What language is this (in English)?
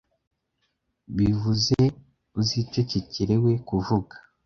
Kinyarwanda